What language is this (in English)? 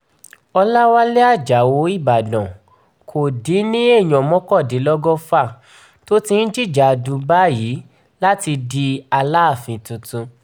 Yoruba